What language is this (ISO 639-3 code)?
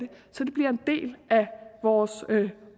dan